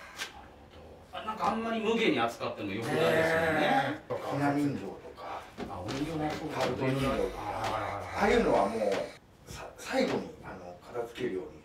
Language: Japanese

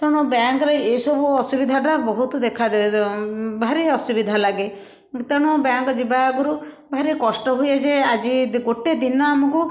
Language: Odia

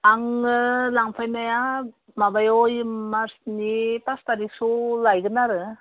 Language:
Bodo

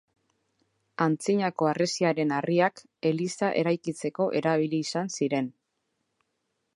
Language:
Basque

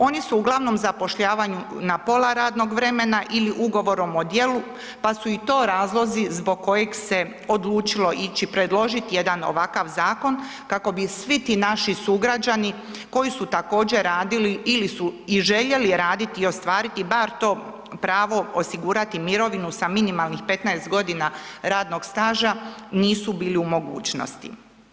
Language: Croatian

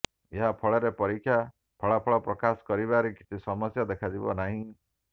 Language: Odia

